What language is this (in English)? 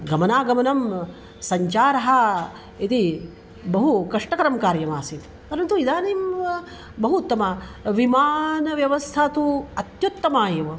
Sanskrit